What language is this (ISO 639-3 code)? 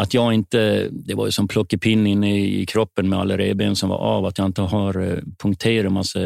swe